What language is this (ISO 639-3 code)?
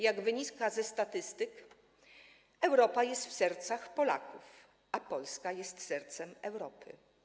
pol